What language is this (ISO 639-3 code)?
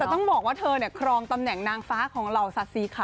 tha